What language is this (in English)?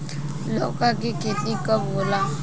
Bhojpuri